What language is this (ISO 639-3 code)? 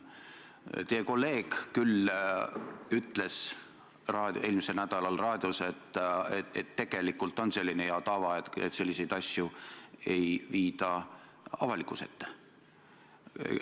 est